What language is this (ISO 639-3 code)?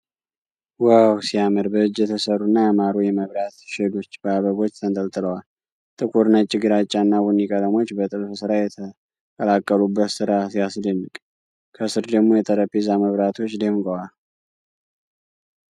amh